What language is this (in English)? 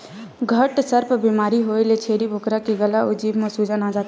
Chhattisgarhi